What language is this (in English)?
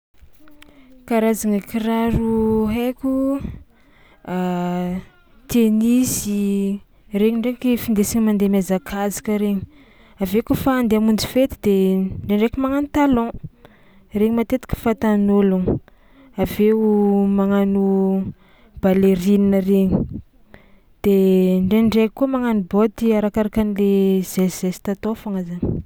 Tsimihety Malagasy